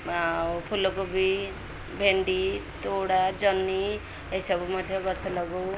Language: Odia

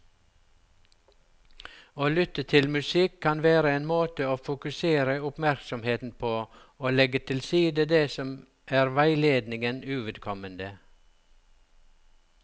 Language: Norwegian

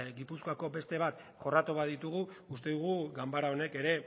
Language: Basque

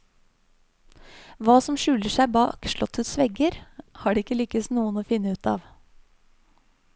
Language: Norwegian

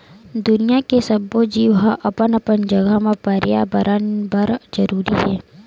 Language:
Chhattisgarhi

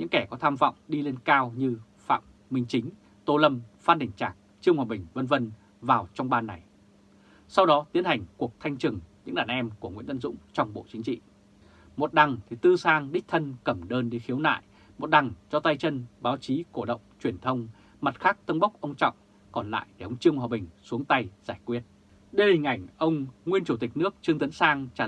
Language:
Vietnamese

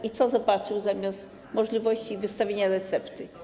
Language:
Polish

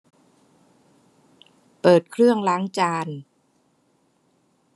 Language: Thai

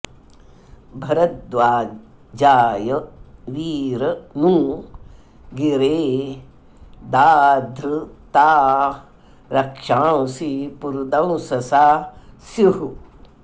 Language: Sanskrit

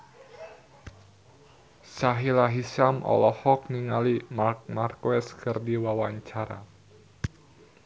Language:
Sundanese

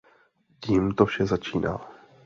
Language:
Czech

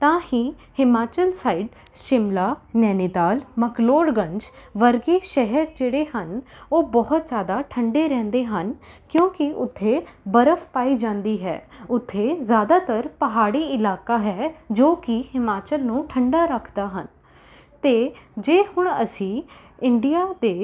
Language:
Punjabi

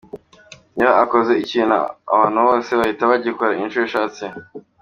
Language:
Kinyarwanda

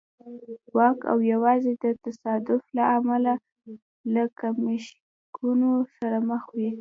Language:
Pashto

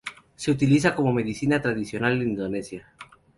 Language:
Spanish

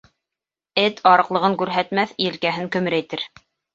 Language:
Bashkir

